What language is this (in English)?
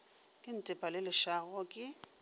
Northern Sotho